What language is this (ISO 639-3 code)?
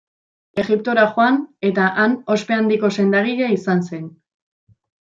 eus